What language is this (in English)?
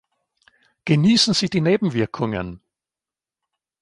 German